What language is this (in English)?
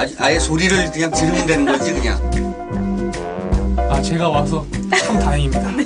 Korean